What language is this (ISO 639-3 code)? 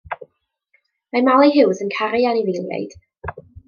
cym